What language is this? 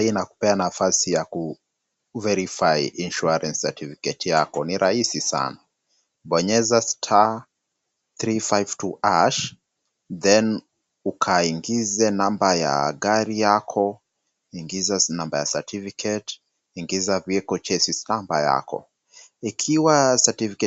Swahili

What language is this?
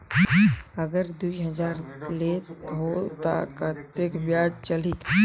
Chhattisgarhi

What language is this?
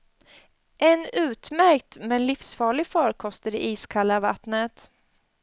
Swedish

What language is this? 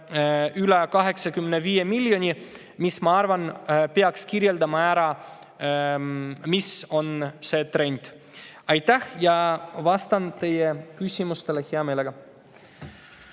Estonian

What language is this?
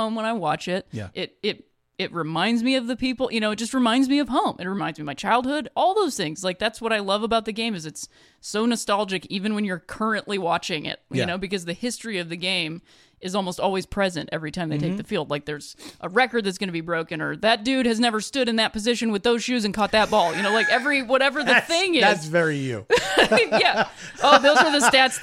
English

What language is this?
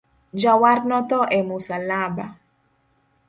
Luo (Kenya and Tanzania)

